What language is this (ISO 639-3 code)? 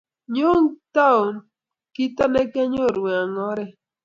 kln